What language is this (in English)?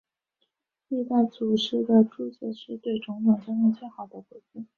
Chinese